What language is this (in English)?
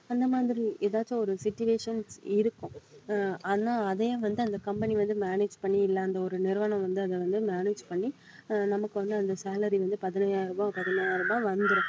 Tamil